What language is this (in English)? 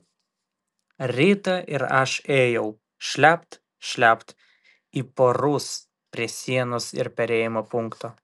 Lithuanian